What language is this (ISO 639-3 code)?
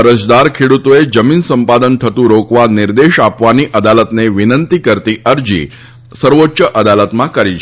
guj